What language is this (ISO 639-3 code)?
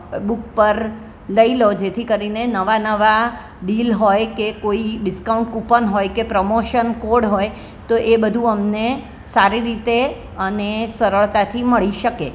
guj